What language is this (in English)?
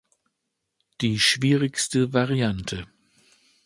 German